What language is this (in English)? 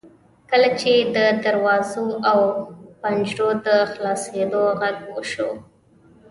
Pashto